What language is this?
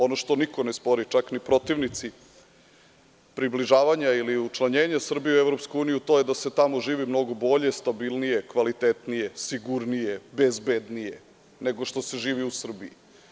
Serbian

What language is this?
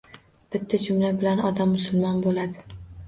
Uzbek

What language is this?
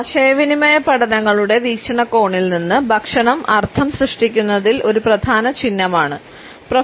Malayalam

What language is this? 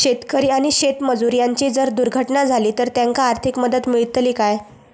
Marathi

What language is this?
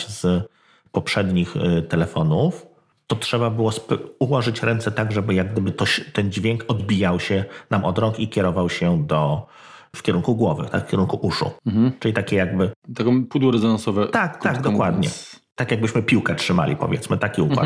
Polish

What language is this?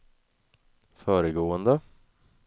Swedish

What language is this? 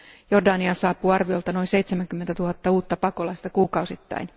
Finnish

